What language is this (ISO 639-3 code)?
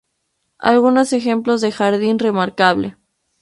spa